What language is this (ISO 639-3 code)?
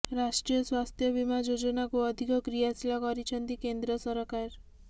ori